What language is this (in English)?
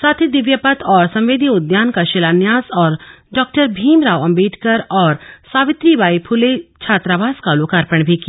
Hindi